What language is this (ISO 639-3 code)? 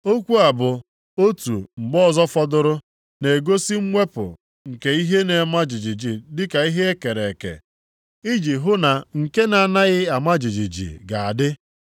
ibo